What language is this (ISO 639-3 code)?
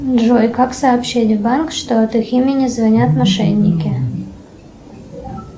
rus